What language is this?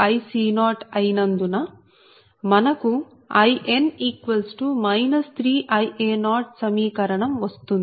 Telugu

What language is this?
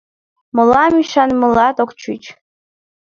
Mari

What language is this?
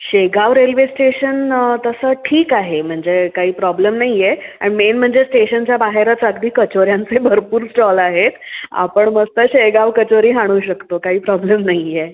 Marathi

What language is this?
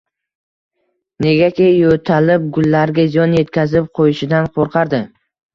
Uzbek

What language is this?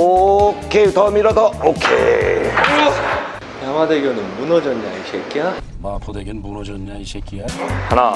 Korean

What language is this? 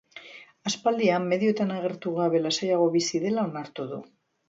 Basque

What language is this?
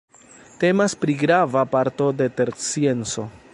Esperanto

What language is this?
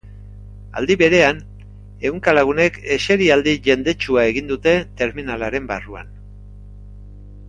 Basque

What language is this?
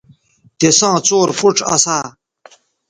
Bateri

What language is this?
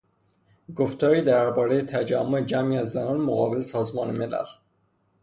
Persian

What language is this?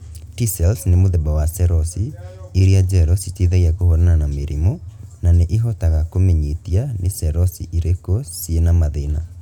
Kikuyu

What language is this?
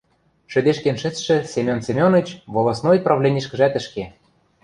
Western Mari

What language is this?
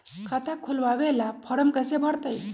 Magahi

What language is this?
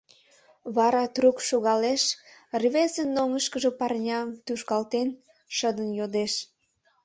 Mari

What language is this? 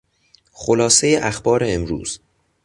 Persian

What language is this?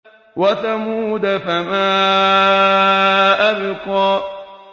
Arabic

